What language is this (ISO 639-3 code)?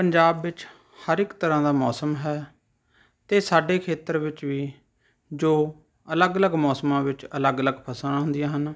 pan